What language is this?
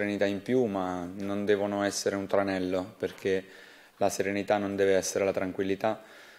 Italian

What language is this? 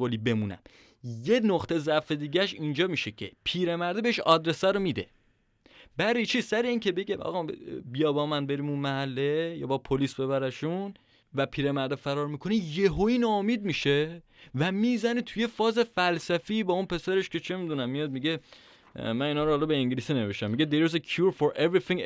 Persian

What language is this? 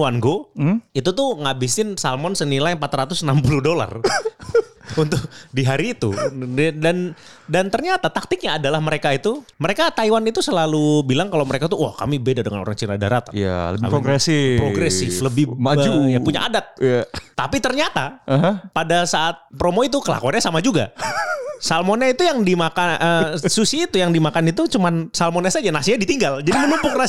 Indonesian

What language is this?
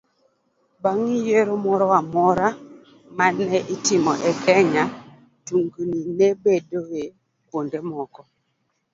Luo (Kenya and Tanzania)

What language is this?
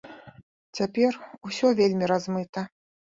Belarusian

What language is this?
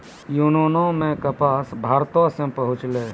Maithili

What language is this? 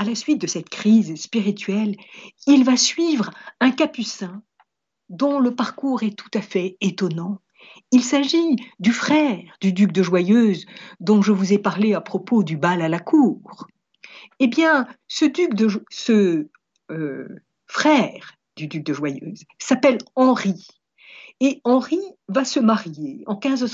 French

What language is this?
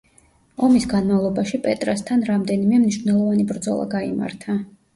Georgian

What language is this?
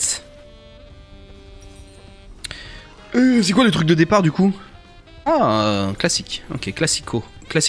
French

